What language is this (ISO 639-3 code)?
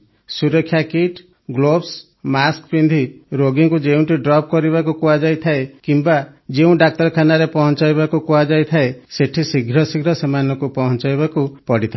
ori